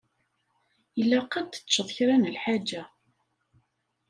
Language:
Kabyle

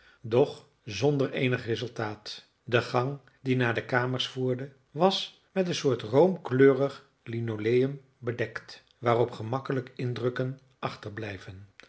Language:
Dutch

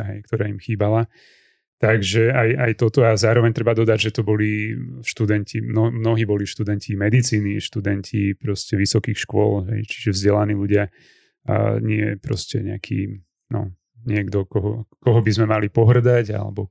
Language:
Slovak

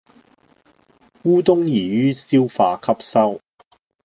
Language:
Cantonese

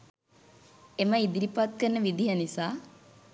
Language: Sinhala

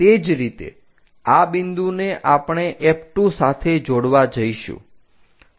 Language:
Gujarati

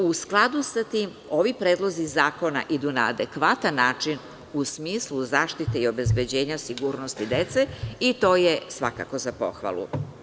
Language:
Serbian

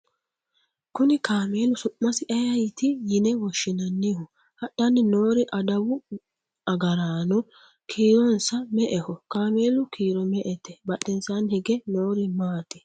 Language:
Sidamo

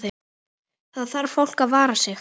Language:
Icelandic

